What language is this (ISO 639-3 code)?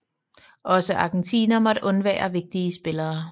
dan